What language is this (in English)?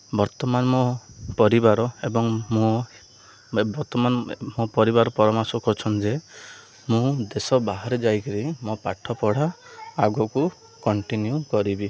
Odia